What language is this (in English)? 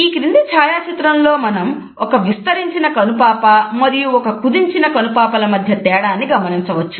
Telugu